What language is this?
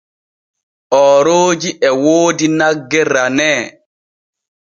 Borgu Fulfulde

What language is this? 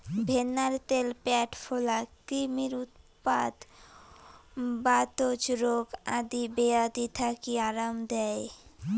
Bangla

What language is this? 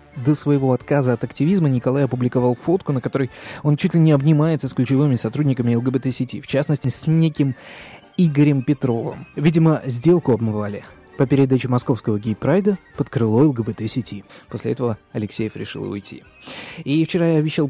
Russian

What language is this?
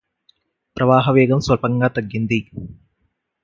Telugu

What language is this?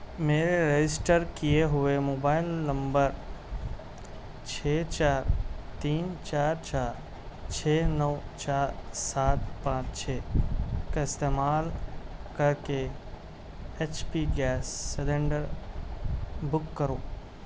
Urdu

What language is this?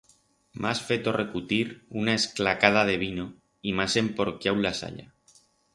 Aragonese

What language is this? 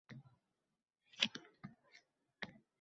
Uzbek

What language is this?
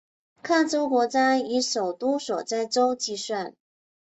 Chinese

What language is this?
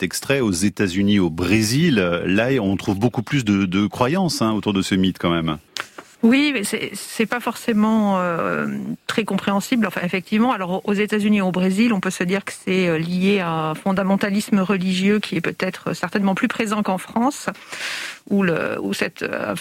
French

